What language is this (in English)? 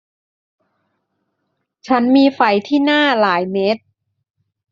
Thai